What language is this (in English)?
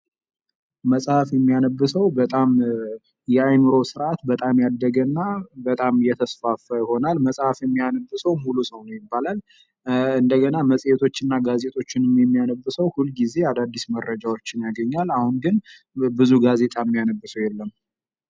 Amharic